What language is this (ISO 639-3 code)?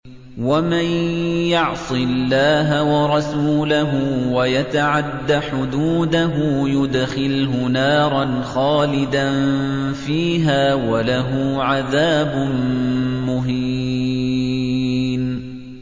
ara